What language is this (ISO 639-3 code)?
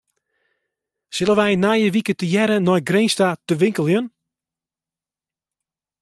fry